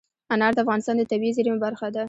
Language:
Pashto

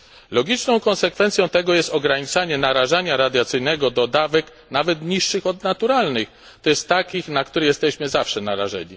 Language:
Polish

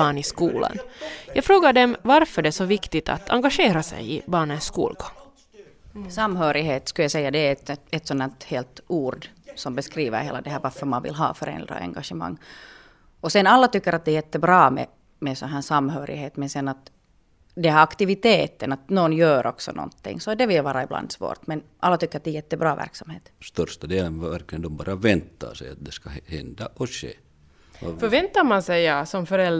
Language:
Swedish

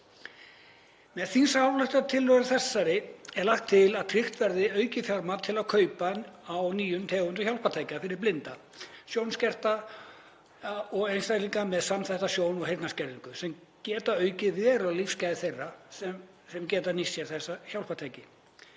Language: Icelandic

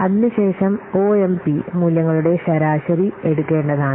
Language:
Malayalam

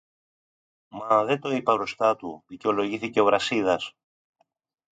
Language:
Greek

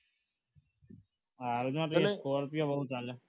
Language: Gujarati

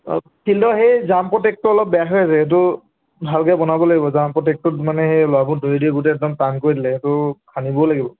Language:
Assamese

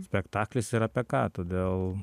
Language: Lithuanian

